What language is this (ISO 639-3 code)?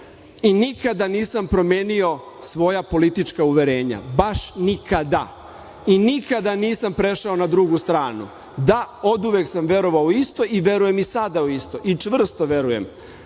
srp